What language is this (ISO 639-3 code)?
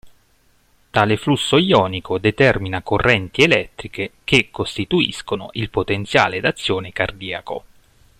ita